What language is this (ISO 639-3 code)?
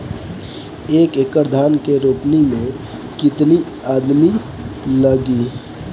bho